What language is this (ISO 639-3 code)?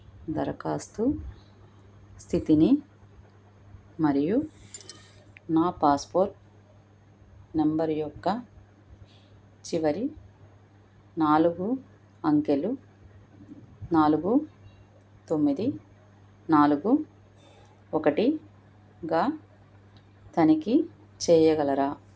tel